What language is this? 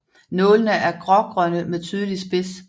Danish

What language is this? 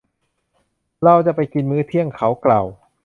Thai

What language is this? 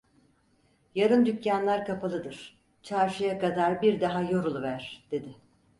Turkish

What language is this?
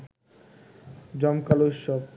Bangla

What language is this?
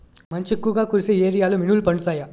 Telugu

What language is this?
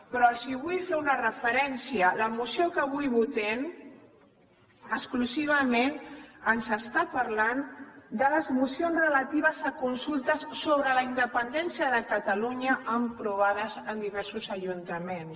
Catalan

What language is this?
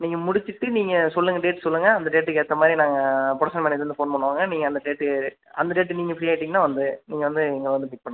Tamil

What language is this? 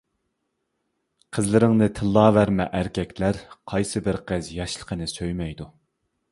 Uyghur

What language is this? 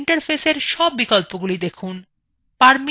Bangla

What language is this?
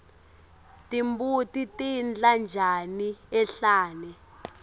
Swati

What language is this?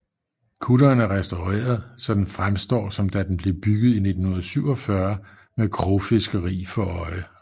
Danish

